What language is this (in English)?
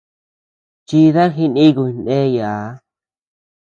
Tepeuxila Cuicatec